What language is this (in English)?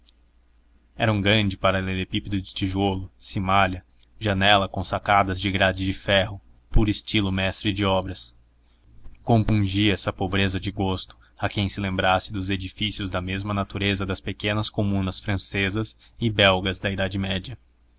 Portuguese